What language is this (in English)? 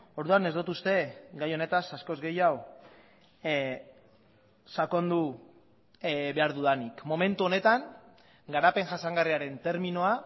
Basque